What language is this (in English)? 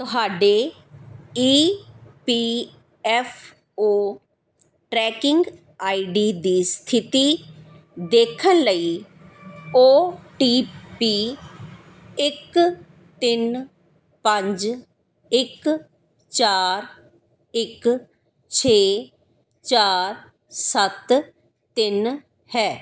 Punjabi